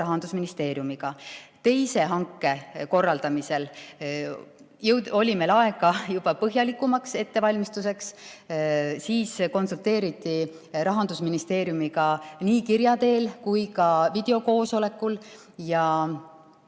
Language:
Estonian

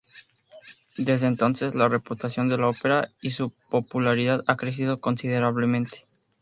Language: Spanish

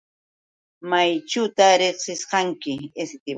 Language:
Yauyos Quechua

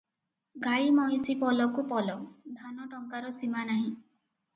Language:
Odia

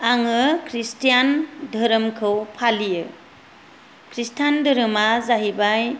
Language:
Bodo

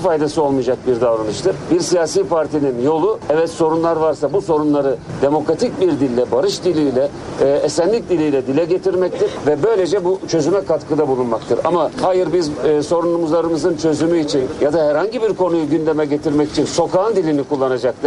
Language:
Turkish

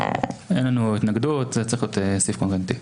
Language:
Hebrew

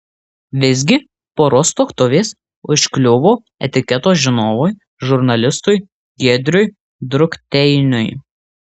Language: Lithuanian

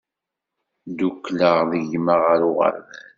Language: Kabyle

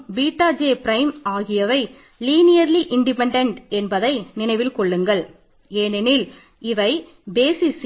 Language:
Tamil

